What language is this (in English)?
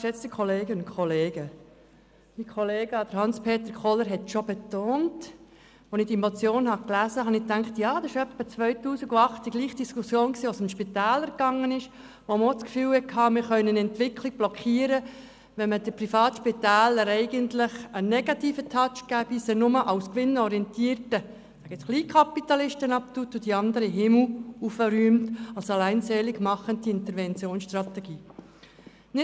Swiss German